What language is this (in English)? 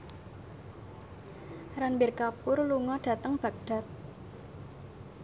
Javanese